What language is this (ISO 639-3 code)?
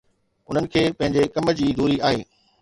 snd